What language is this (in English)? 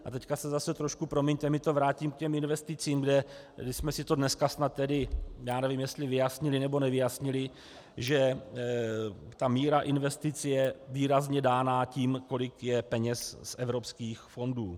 Czech